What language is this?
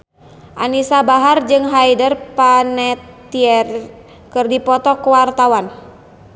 Sundanese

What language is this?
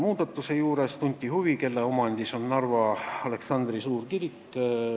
Estonian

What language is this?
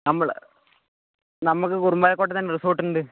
Malayalam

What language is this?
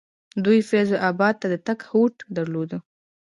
Pashto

